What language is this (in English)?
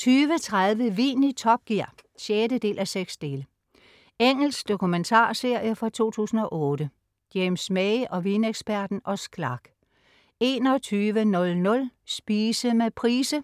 Danish